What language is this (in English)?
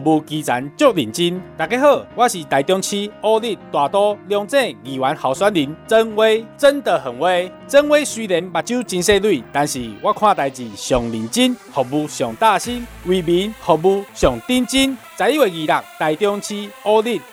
Chinese